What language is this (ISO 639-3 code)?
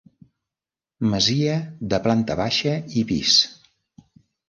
cat